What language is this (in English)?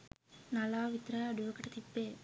Sinhala